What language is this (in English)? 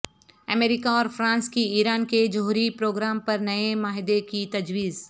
Urdu